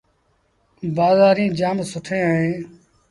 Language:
Sindhi Bhil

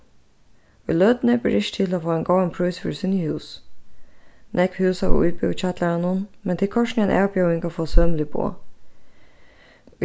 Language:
Faroese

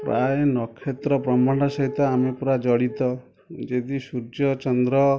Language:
Odia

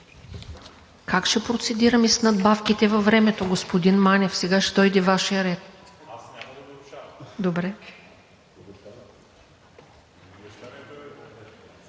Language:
Bulgarian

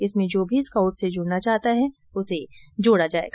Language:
Hindi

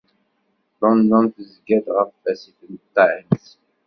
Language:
Kabyle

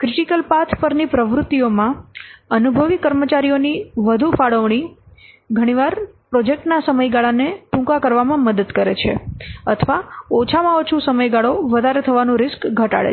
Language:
Gujarati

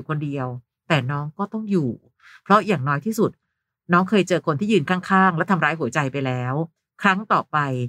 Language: Thai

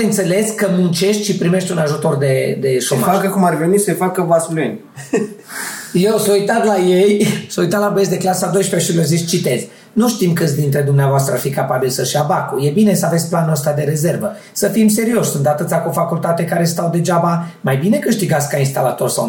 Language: Romanian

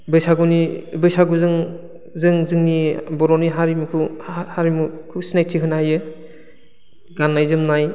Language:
Bodo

